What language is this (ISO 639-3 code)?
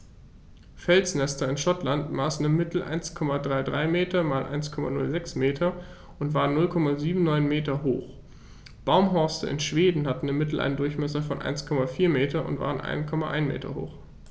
deu